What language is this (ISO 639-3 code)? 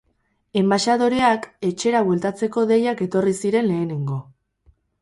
eus